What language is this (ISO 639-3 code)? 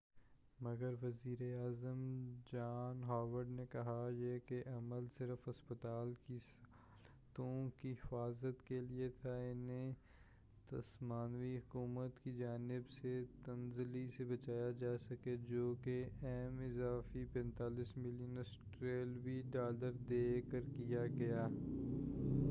urd